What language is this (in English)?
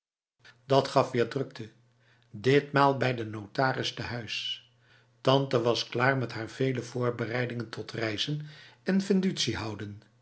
Dutch